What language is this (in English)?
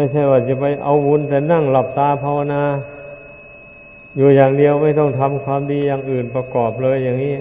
Thai